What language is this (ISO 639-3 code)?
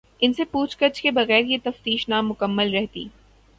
urd